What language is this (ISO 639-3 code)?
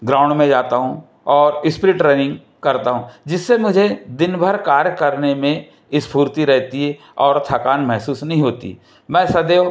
hin